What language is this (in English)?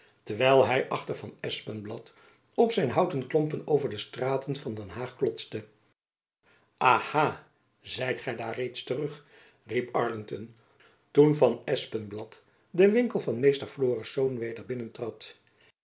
Dutch